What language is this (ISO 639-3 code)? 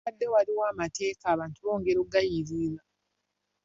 lug